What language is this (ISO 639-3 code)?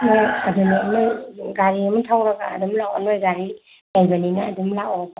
mni